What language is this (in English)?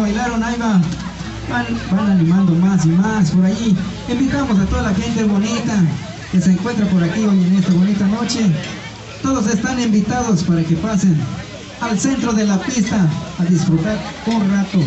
Spanish